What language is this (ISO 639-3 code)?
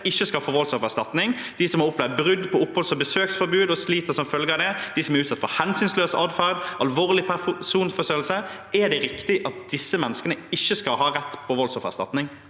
nor